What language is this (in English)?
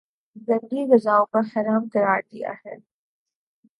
Urdu